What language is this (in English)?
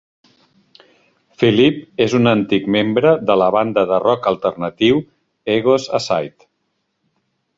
Catalan